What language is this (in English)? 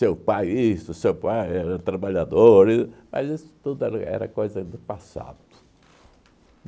Portuguese